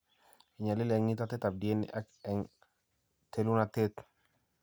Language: Kalenjin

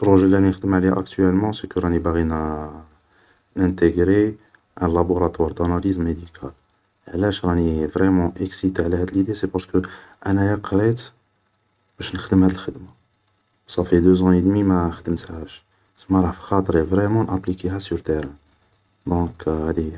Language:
Algerian Arabic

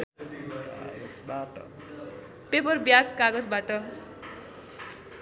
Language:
Nepali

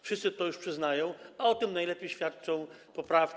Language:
Polish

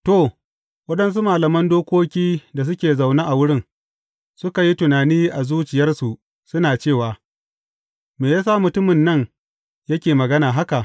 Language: Hausa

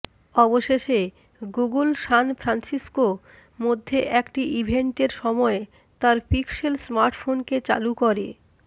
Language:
Bangla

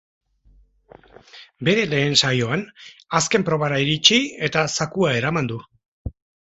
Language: Basque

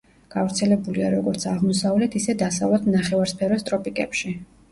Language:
Georgian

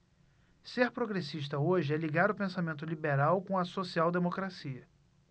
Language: Portuguese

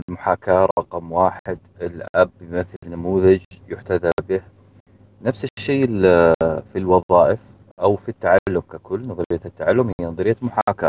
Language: Arabic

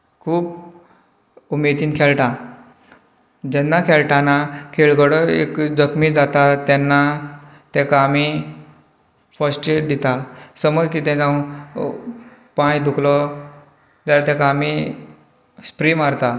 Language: Konkani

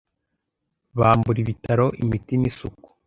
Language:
Kinyarwanda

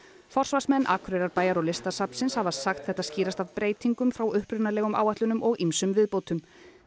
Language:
Icelandic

